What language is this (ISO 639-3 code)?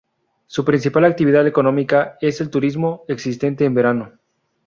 spa